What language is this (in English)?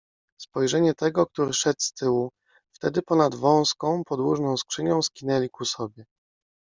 Polish